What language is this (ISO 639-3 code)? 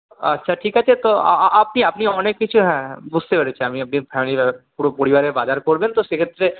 ben